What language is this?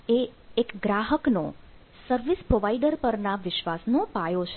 Gujarati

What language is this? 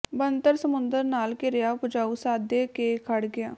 Punjabi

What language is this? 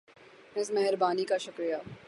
Urdu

